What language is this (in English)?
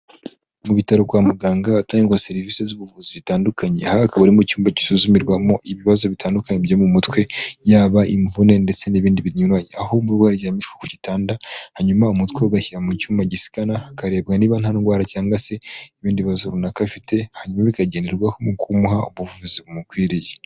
Kinyarwanda